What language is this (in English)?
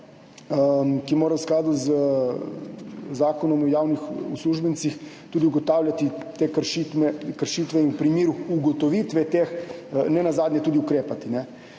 Slovenian